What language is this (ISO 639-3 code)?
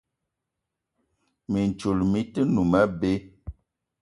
eto